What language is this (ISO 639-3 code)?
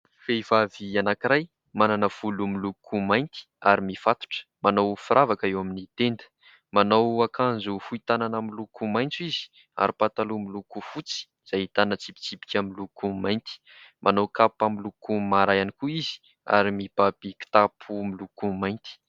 mlg